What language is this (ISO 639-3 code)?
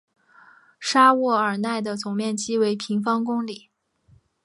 zho